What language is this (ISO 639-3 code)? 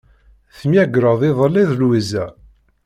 kab